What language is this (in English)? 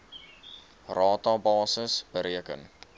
Afrikaans